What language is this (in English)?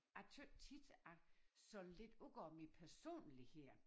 Danish